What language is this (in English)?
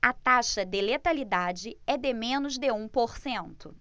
Portuguese